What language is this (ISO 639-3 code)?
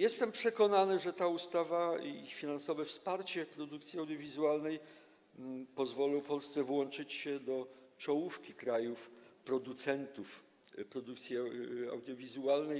pol